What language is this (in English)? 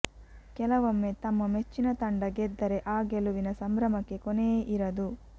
Kannada